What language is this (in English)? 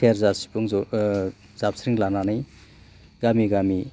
Bodo